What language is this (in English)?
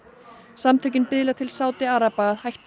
Icelandic